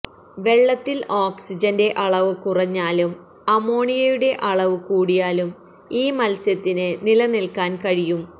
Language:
Malayalam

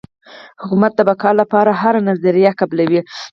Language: Pashto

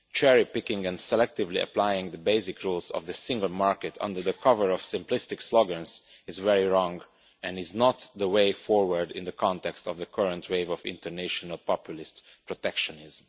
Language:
English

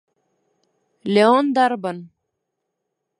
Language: Abkhazian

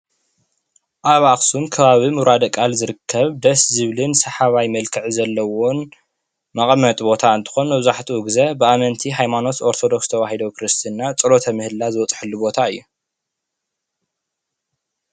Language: Tigrinya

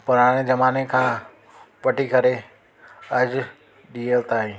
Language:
Sindhi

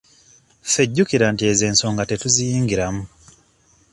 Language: Ganda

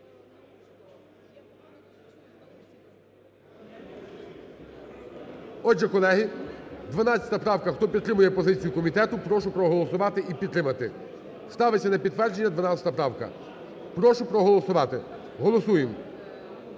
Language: Ukrainian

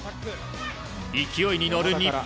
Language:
Japanese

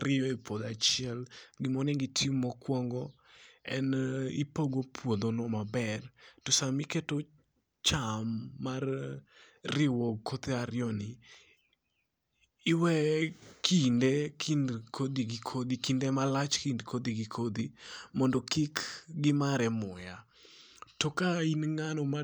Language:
Luo (Kenya and Tanzania)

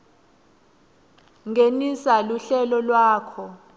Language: Swati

